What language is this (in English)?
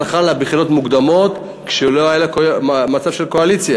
Hebrew